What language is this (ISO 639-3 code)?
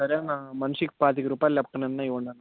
tel